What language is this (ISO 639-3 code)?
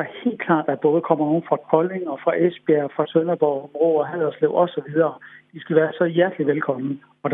dan